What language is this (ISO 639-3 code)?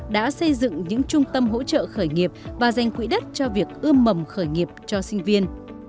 vie